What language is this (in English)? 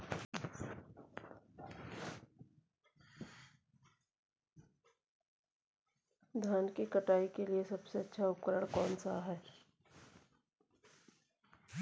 Hindi